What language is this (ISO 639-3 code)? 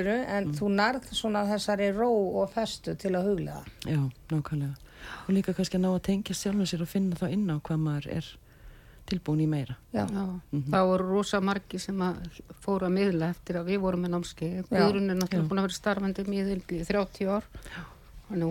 eng